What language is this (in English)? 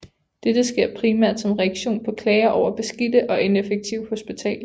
Danish